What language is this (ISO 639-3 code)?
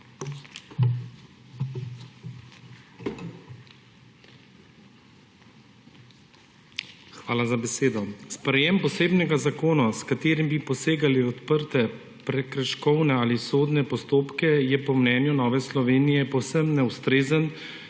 slv